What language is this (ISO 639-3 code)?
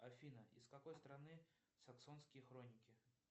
rus